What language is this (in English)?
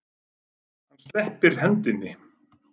Icelandic